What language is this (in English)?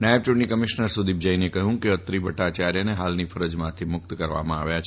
Gujarati